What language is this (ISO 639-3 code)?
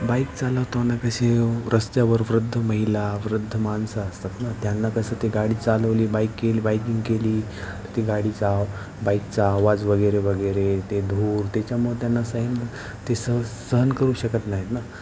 mar